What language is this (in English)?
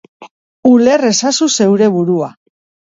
Basque